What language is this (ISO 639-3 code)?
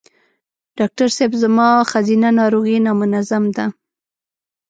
pus